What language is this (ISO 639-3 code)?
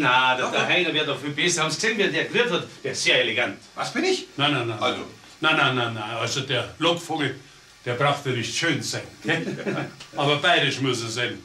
deu